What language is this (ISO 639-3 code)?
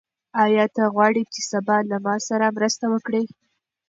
pus